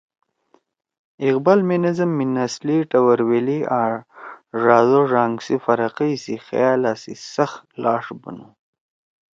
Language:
Torwali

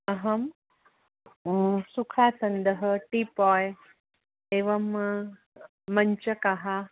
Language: Sanskrit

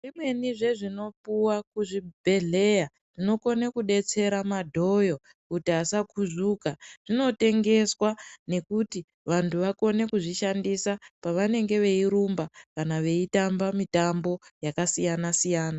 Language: Ndau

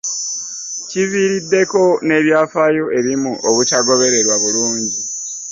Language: Ganda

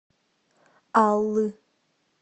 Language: Russian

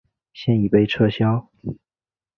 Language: Chinese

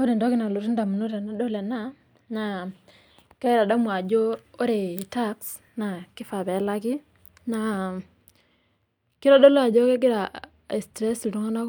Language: Masai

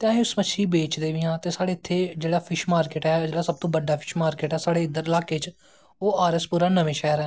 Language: Dogri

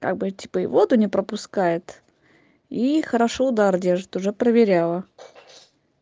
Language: Russian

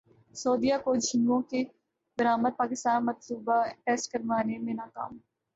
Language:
Urdu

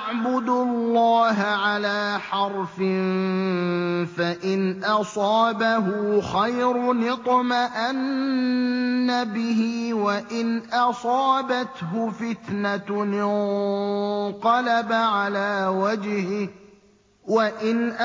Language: Arabic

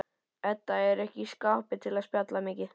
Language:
Icelandic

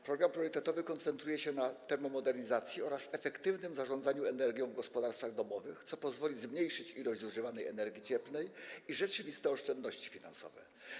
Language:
Polish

